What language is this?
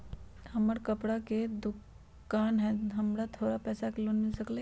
Magahi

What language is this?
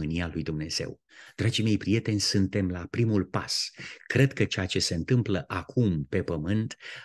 Romanian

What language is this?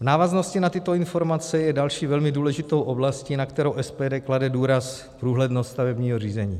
Czech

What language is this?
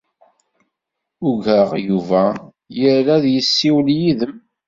Kabyle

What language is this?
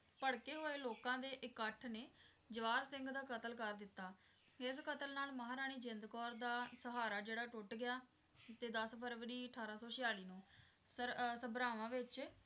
Punjabi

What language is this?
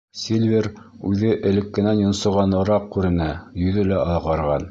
Bashkir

